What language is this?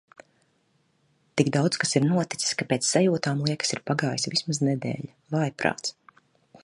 Latvian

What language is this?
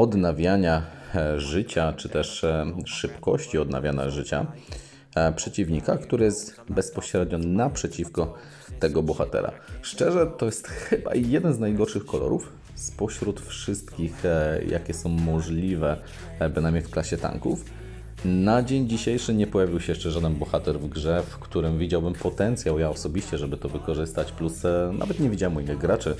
Polish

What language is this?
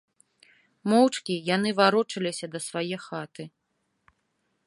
Belarusian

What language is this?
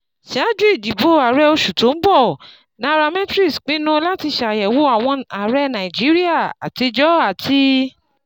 Yoruba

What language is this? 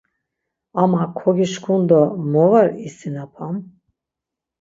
Laz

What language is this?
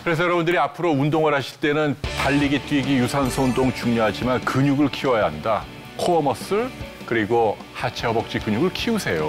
Korean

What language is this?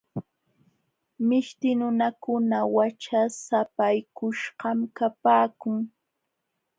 Jauja Wanca Quechua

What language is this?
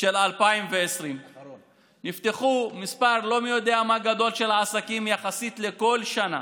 Hebrew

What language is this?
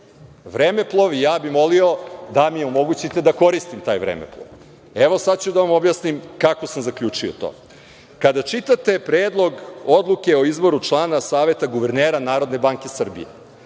Serbian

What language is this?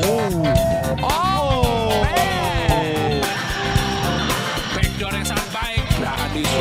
Indonesian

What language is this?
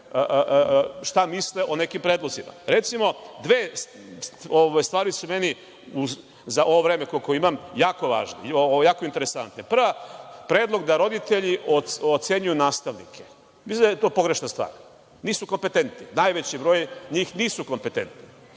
Serbian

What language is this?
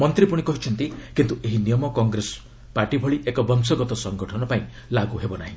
Odia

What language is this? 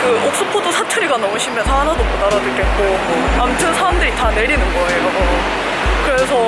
Korean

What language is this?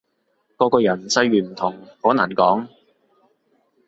Cantonese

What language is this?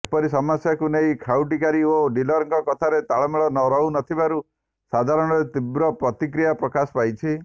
Odia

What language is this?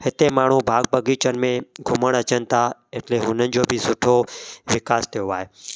Sindhi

